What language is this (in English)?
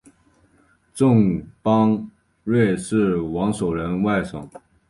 Chinese